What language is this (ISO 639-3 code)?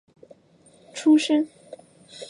zho